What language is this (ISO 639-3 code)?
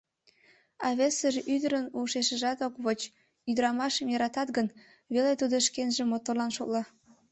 chm